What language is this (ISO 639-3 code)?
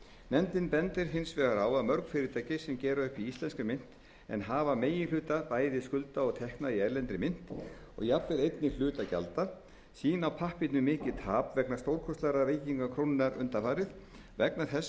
isl